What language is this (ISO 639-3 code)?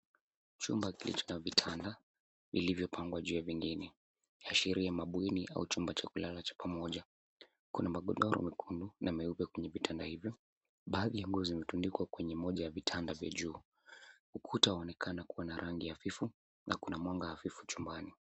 swa